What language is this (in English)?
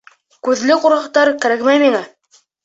Bashkir